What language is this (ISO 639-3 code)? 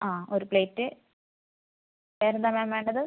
mal